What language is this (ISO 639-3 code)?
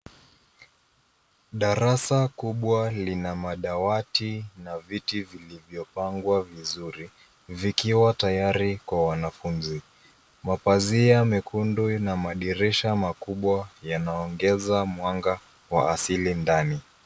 swa